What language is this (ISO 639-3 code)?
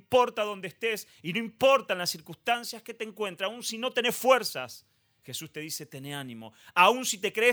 spa